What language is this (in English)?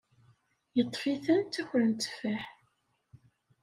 Kabyle